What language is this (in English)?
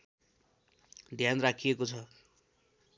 Nepali